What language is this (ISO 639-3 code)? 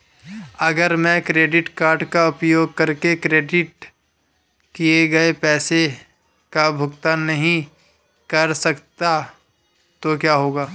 hin